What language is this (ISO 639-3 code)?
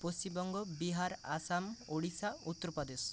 ben